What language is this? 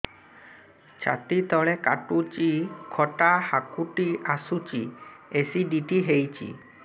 Odia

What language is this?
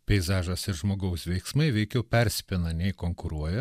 Lithuanian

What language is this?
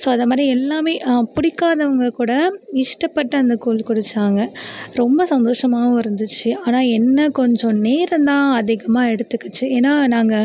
Tamil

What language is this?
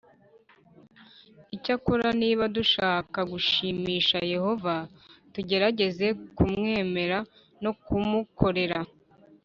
Kinyarwanda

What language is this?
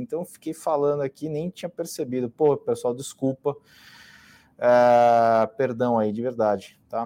Portuguese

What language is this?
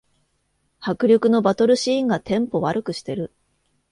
Japanese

